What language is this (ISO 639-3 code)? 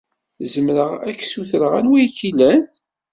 kab